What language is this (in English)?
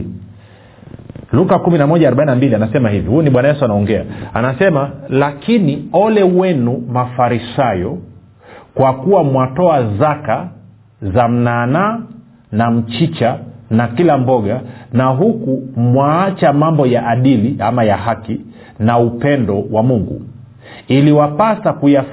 Swahili